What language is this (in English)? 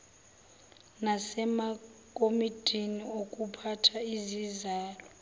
Zulu